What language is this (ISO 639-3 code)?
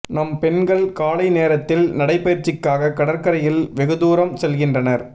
tam